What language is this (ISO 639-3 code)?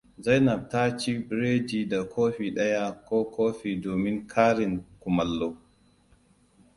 hau